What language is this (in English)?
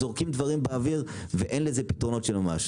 Hebrew